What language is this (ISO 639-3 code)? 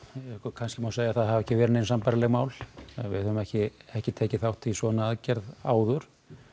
isl